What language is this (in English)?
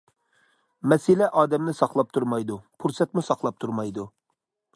Uyghur